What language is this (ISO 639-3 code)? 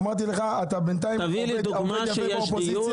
heb